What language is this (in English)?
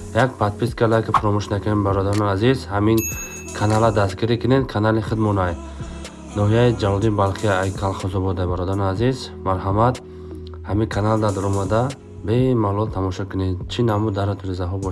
Turkish